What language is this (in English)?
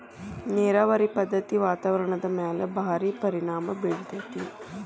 Kannada